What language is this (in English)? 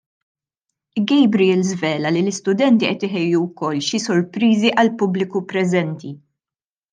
Maltese